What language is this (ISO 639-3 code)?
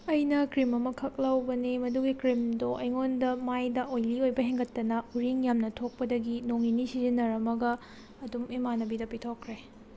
mni